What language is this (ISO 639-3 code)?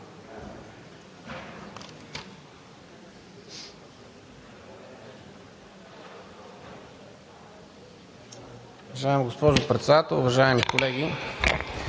bul